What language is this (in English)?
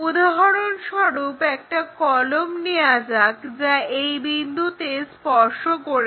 Bangla